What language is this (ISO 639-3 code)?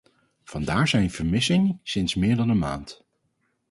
nld